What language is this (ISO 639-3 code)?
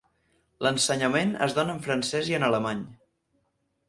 cat